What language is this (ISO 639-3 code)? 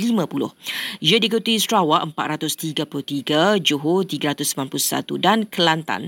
msa